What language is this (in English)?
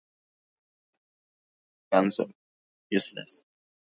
Swahili